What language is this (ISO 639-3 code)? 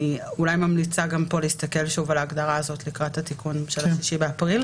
heb